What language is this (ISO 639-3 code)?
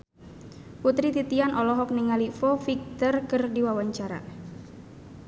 sun